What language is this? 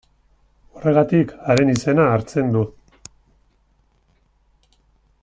Basque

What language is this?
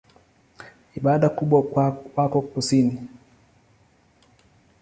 Swahili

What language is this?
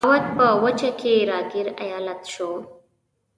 Pashto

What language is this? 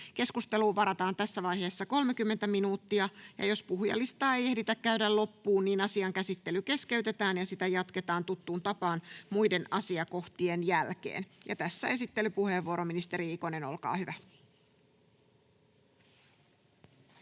Finnish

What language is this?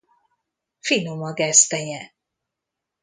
Hungarian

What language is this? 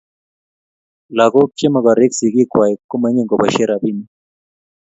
Kalenjin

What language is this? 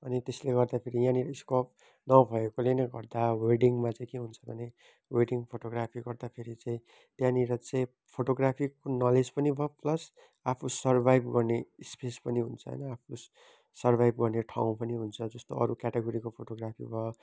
Nepali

